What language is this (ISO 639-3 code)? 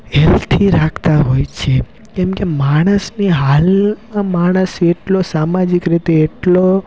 guj